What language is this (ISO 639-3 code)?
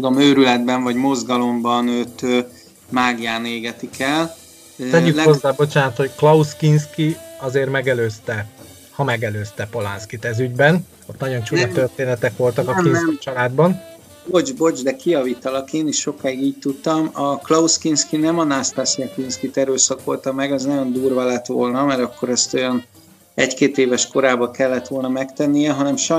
hun